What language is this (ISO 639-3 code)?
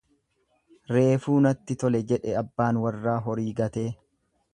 orm